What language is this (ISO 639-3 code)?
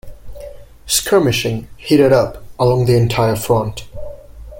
eng